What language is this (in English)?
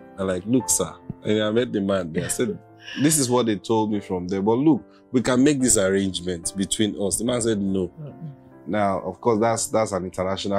English